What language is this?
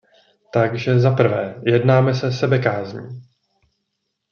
Czech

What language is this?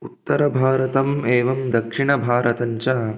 Sanskrit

